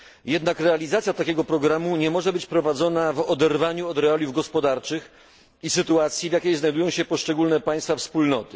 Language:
Polish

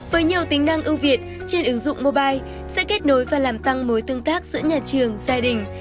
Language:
Vietnamese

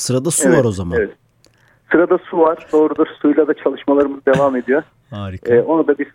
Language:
Turkish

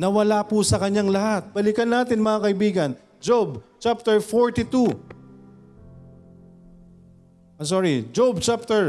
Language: Filipino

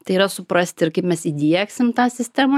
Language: Lithuanian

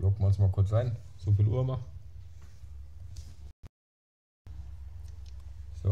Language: German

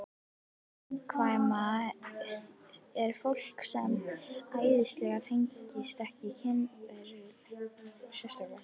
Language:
Icelandic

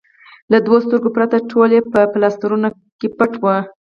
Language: Pashto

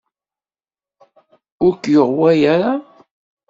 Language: Kabyle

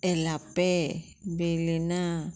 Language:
Konkani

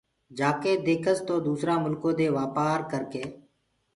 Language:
Gurgula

